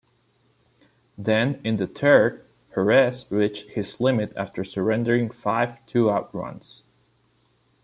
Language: English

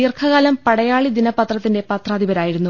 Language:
Malayalam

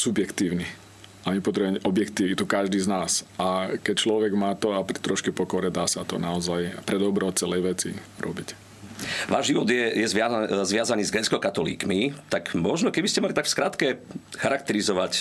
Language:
Slovak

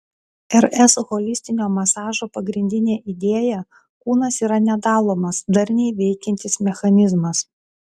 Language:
Lithuanian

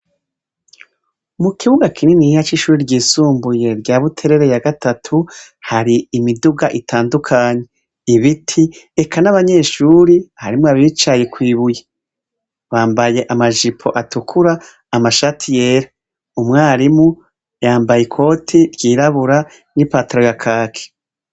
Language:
Rundi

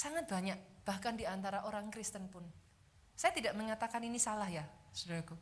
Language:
Indonesian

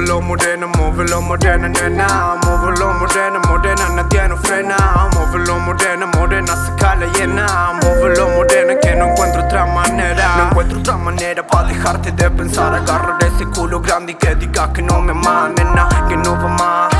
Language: Spanish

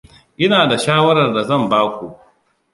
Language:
Hausa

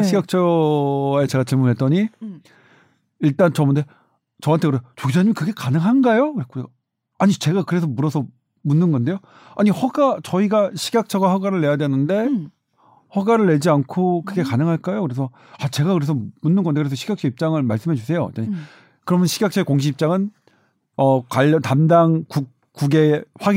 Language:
Korean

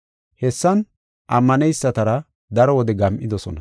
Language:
Gofa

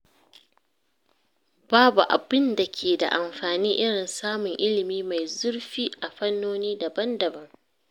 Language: Hausa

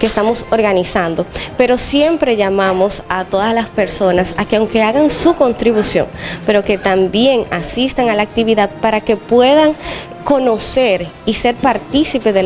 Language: Spanish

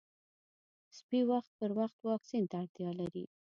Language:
Pashto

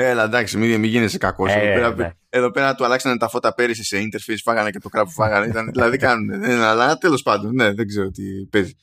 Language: Greek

